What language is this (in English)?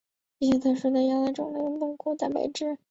Chinese